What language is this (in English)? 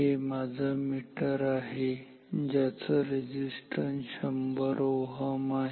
Marathi